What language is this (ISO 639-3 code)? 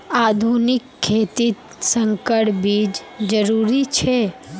mag